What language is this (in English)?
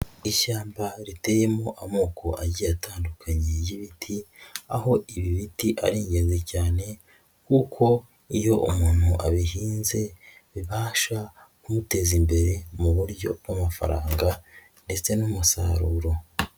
Kinyarwanda